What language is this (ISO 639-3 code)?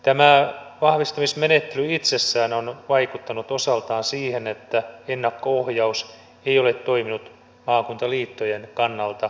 fin